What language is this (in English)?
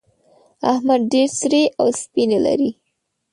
Pashto